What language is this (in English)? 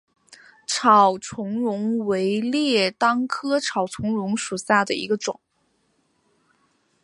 Chinese